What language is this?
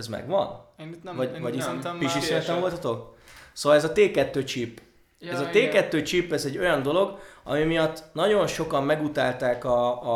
Hungarian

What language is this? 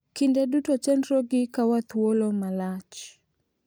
Luo (Kenya and Tanzania)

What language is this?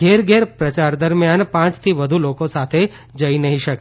Gujarati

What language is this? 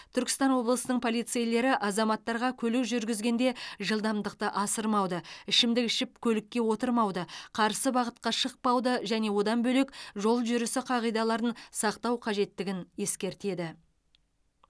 Kazakh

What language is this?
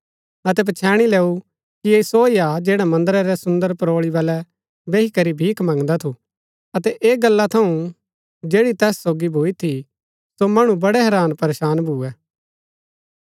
Gaddi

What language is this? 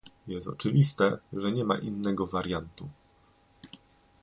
Polish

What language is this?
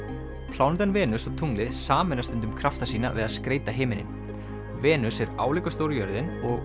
Icelandic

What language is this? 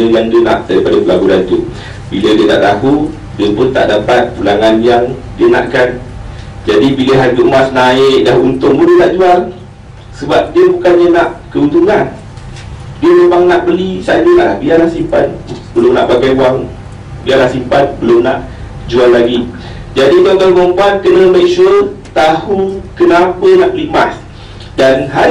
Malay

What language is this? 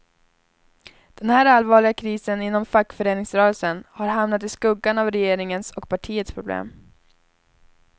Swedish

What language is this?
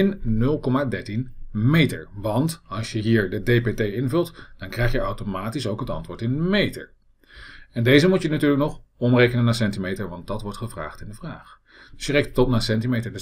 Dutch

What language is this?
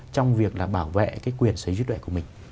Vietnamese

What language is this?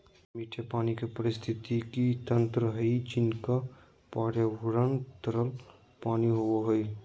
Magahi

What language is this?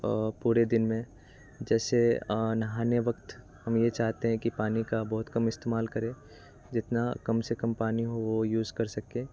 Hindi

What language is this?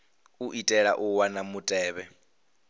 Venda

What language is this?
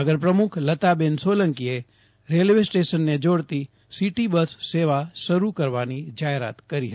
Gujarati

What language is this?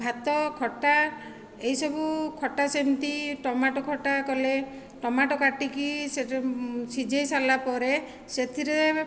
Odia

